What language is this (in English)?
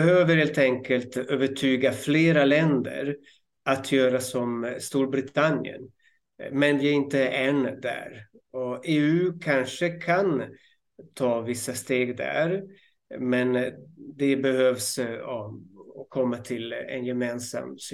Swedish